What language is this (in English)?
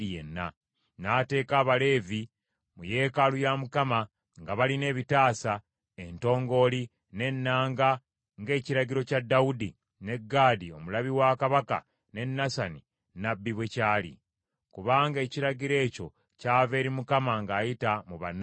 Ganda